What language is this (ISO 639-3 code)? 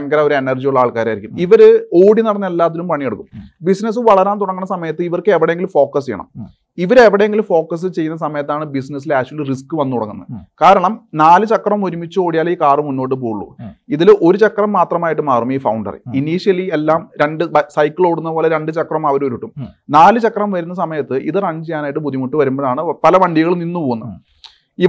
mal